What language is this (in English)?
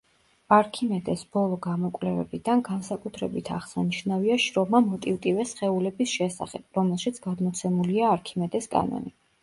Georgian